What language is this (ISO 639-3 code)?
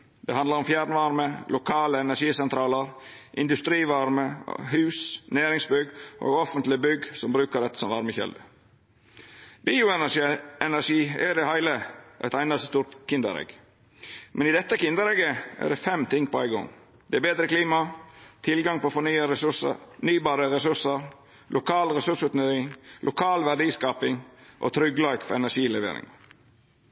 nno